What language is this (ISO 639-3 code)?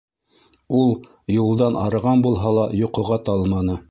bak